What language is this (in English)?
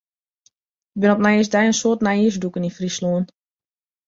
Western Frisian